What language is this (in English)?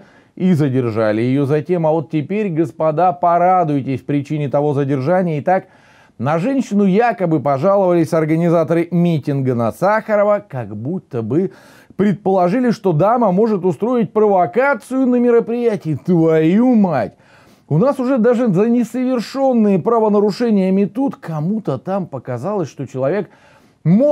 Russian